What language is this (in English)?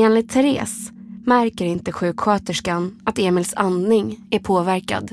Swedish